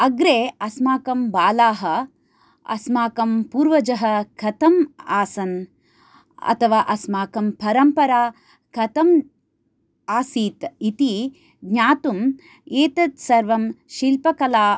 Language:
Sanskrit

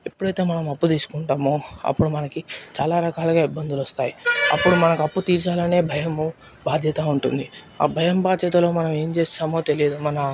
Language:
Telugu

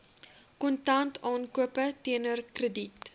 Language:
Afrikaans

